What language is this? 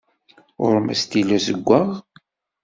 Kabyle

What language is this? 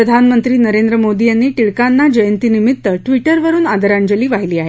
Marathi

